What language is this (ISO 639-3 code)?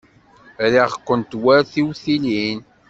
kab